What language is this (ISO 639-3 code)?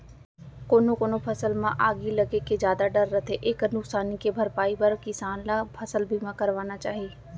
hne